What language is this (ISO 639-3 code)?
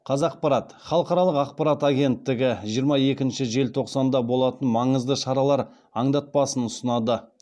kaz